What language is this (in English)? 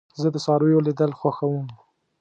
Pashto